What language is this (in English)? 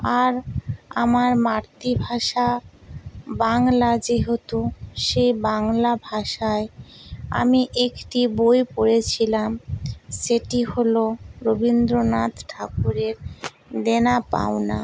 Bangla